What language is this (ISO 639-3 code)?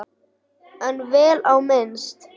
isl